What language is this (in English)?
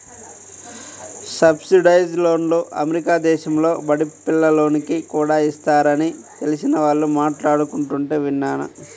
Telugu